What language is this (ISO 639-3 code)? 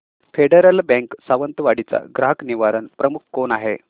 mar